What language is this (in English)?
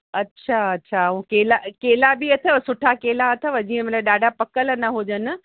Sindhi